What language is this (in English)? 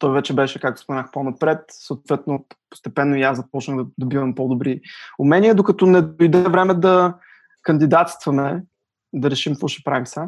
Bulgarian